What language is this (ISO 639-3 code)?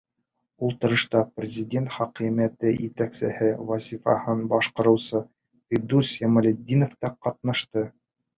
bak